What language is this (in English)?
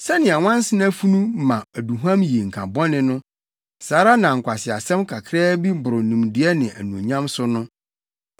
Akan